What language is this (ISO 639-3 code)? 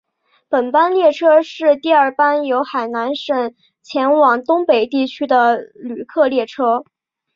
zho